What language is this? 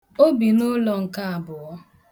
Igbo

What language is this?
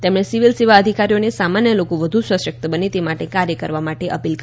Gujarati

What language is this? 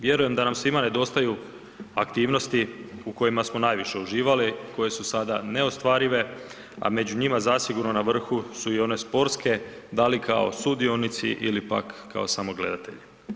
Croatian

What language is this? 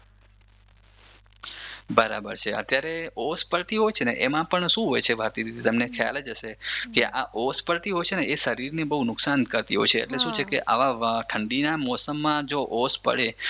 Gujarati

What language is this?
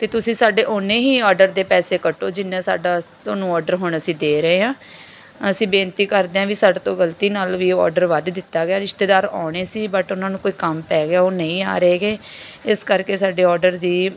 Punjabi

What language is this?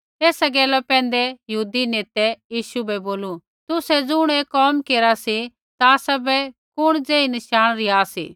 Kullu Pahari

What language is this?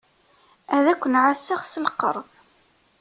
Kabyle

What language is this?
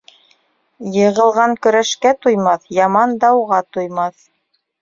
Bashkir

